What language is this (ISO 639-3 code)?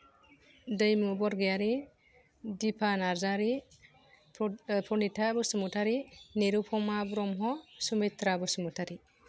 brx